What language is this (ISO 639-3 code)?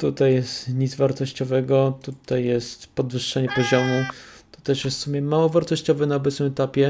pol